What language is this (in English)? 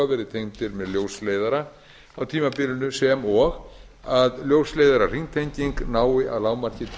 Icelandic